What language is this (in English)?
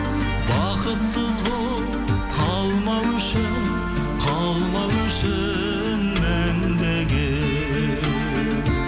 Kazakh